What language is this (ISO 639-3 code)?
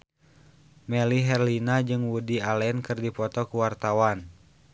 sun